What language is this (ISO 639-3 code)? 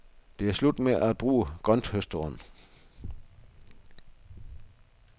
dan